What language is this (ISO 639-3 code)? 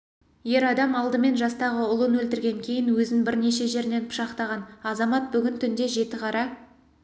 kaz